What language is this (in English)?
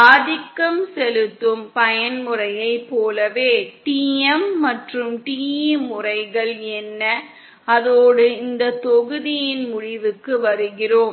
Tamil